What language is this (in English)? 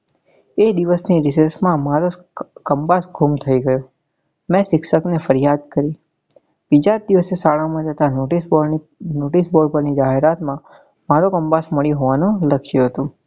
Gujarati